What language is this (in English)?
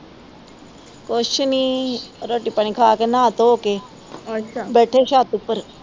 Punjabi